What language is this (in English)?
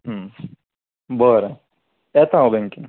Konkani